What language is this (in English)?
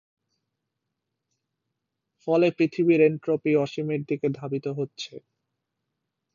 Bangla